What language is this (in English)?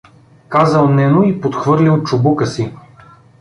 Bulgarian